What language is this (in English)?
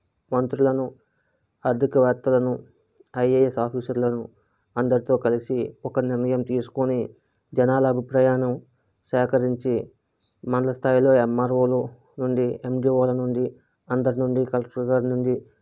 Telugu